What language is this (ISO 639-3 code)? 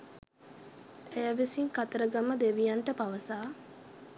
sin